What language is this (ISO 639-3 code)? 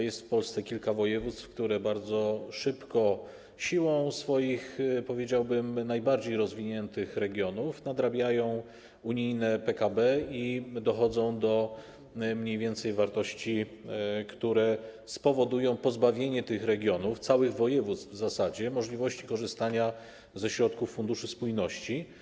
pol